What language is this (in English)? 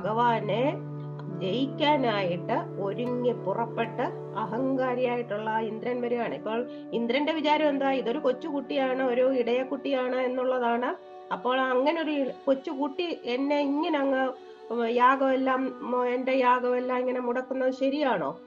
Malayalam